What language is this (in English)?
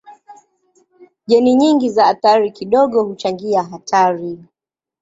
Swahili